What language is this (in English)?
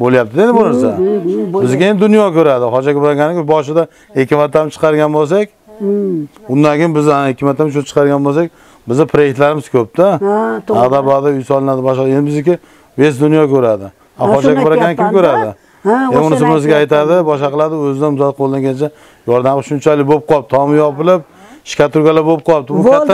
Turkish